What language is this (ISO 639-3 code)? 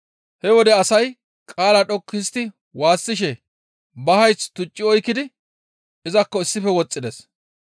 gmv